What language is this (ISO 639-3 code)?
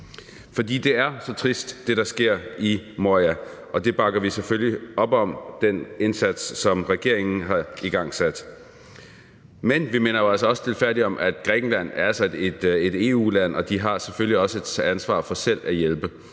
dan